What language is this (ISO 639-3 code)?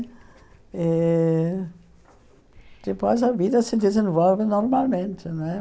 por